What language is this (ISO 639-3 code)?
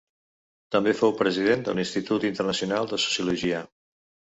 cat